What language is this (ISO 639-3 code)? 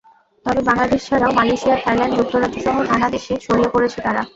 ben